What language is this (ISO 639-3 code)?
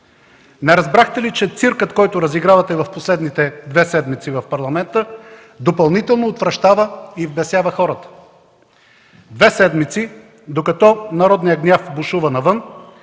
bul